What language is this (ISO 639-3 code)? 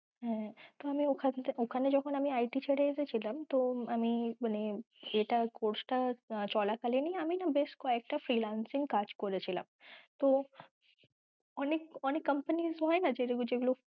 ben